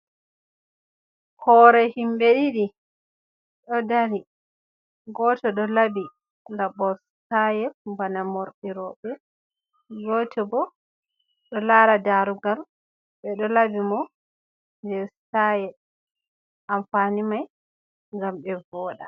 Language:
Fula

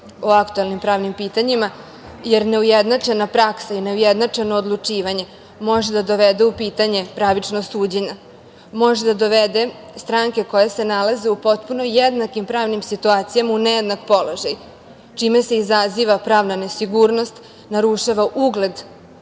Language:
Serbian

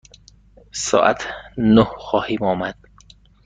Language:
Persian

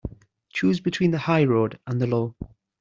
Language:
English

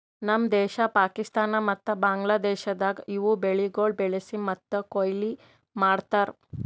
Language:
Kannada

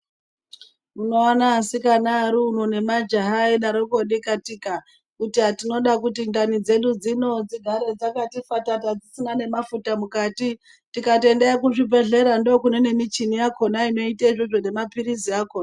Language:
Ndau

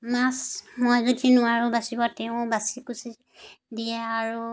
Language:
Assamese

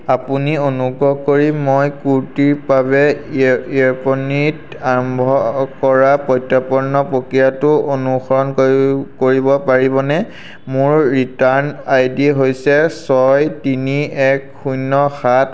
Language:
Assamese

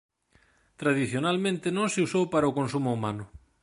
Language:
Galician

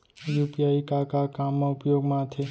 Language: Chhattisgarhi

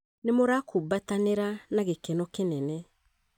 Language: Kikuyu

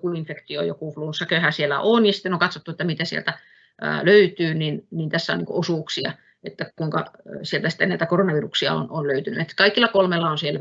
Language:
Finnish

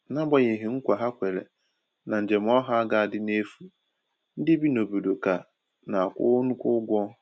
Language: Igbo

